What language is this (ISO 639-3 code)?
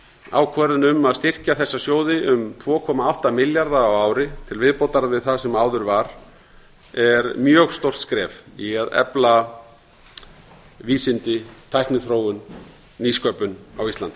isl